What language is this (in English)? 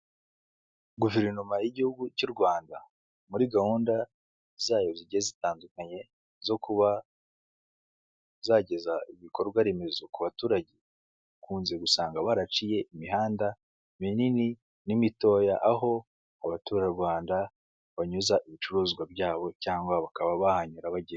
Kinyarwanda